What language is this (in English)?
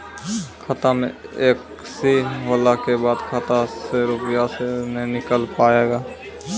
Maithili